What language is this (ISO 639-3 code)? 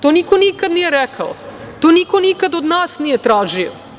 srp